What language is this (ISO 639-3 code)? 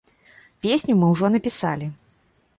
bel